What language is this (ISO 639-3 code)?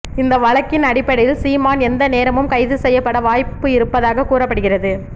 tam